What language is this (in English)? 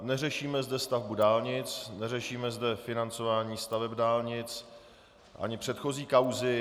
Czech